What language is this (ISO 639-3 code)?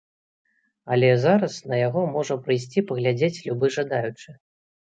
bel